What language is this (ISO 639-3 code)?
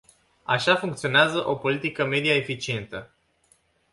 ron